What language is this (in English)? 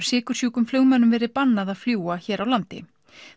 Icelandic